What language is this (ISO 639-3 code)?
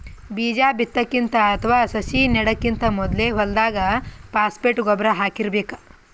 kan